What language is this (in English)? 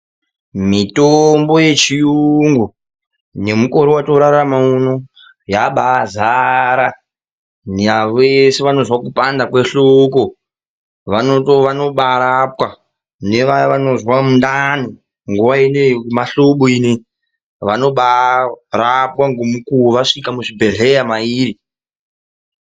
Ndau